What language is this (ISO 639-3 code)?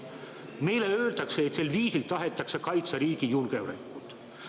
est